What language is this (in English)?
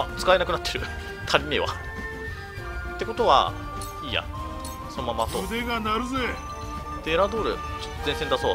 Japanese